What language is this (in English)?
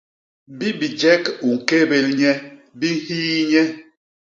Basaa